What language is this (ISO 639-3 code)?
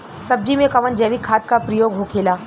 bho